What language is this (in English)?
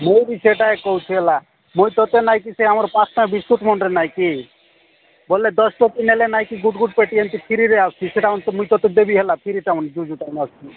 Odia